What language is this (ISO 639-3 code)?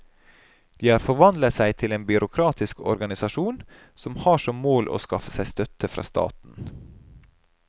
nor